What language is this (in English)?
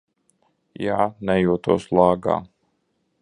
Latvian